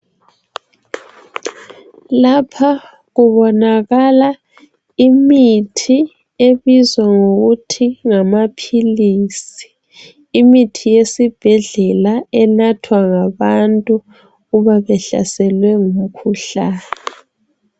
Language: North Ndebele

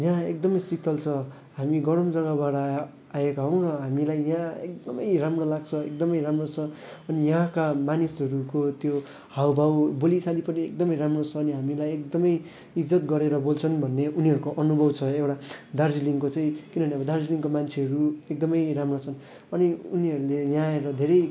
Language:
Nepali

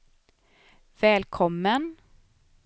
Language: Swedish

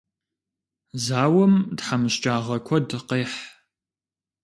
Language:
Kabardian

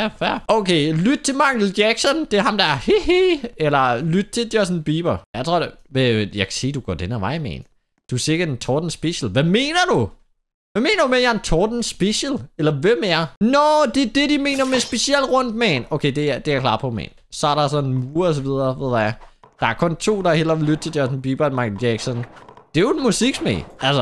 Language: Danish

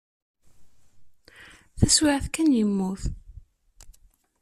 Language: Kabyle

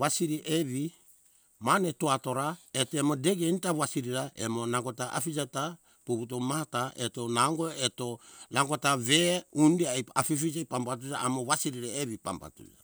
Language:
Hunjara-Kaina Ke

